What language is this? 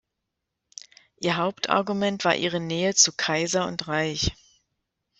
German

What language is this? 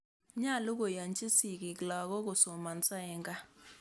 Kalenjin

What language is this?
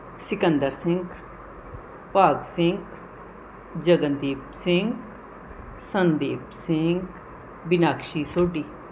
Punjabi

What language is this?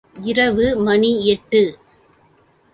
Tamil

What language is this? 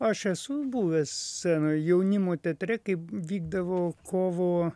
Lithuanian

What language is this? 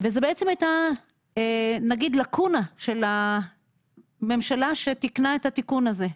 Hebrew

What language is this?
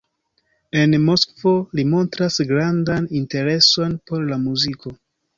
Esperanto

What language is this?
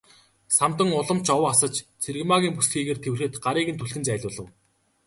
Mongolian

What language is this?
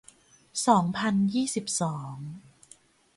Thai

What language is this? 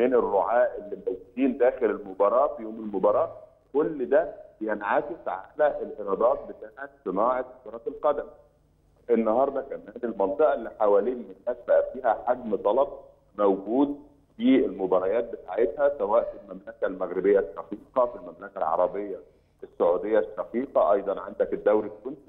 Arabic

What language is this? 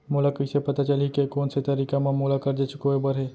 Chhattisgarhi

